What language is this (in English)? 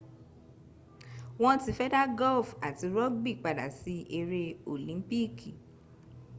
Yoruba